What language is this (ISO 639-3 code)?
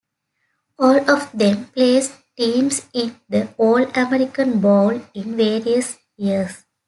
eng